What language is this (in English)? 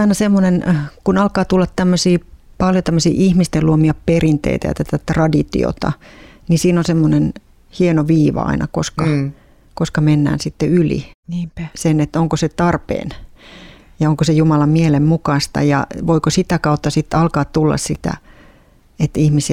Finnish